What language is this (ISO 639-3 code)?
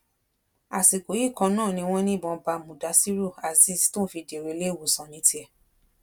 yor